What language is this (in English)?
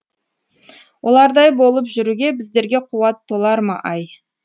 Kazakh